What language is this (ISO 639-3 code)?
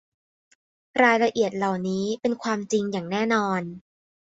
tha